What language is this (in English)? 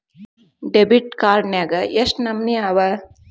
Kannada